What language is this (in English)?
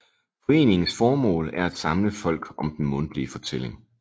Danish